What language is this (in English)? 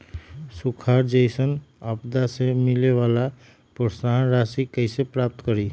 Magahi